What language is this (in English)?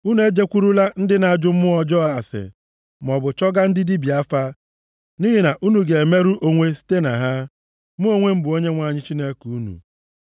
Igbo